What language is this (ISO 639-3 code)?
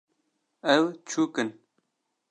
kur